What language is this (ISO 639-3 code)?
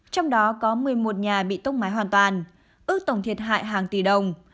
vie